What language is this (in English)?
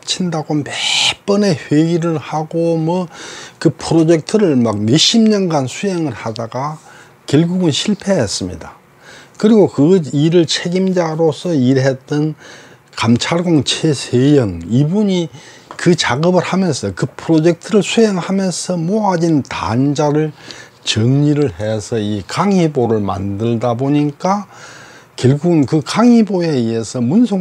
Korean